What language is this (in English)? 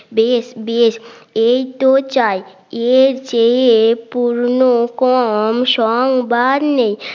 Bangla